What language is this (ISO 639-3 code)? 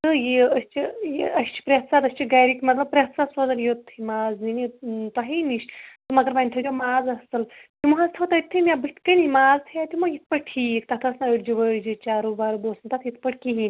kas